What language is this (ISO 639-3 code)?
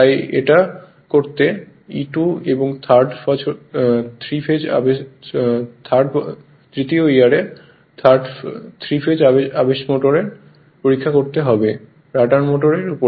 ben